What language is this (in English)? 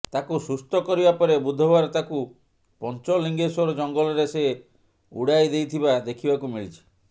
Odia